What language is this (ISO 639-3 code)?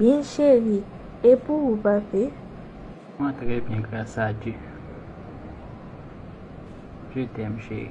fra